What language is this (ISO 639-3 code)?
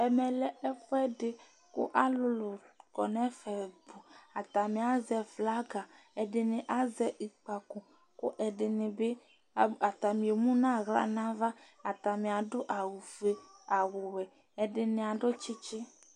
kpo